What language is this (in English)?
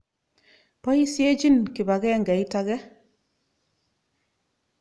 Kalenjin